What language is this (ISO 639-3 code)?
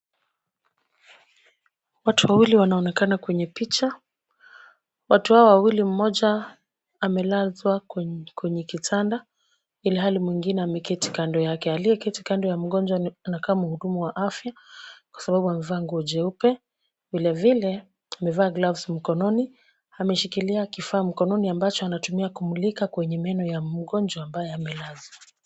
swa